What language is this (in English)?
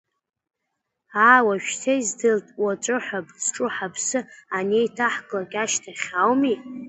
Abkhazian